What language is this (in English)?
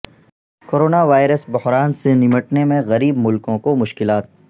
Urdu